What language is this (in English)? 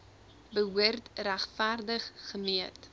Afrikaans